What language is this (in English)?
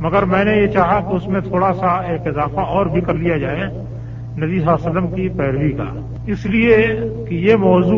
Urdu